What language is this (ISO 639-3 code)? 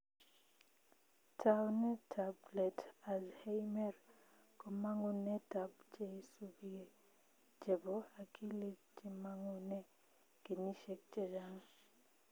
kln